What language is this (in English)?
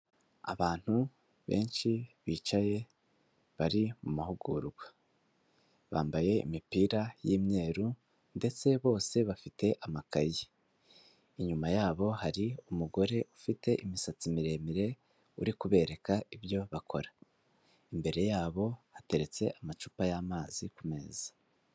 Kinyarwanda